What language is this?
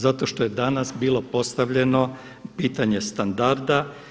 Croatian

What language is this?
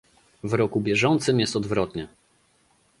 Polish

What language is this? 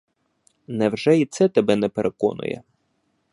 Ukrainian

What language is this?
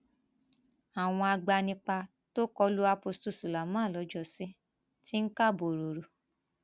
Yoruba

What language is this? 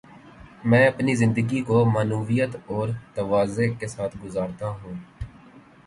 Urdu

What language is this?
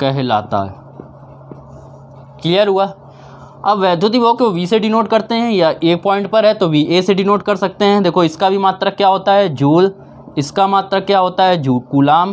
Hindi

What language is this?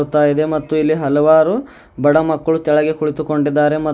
Kannada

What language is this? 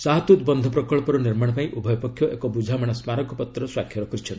Odia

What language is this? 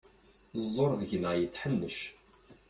Kabyle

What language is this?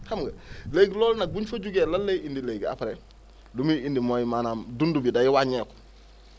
Wolof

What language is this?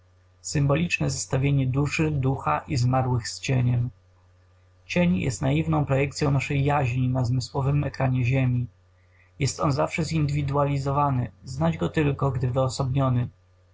Polish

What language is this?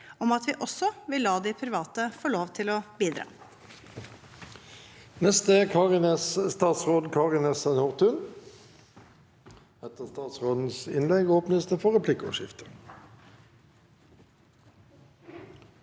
Norwegian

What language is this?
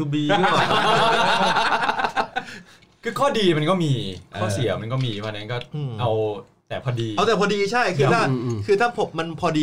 Thai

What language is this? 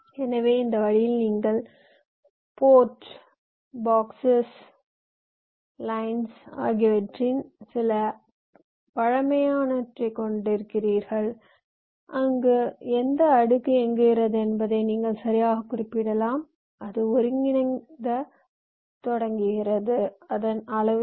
Tamil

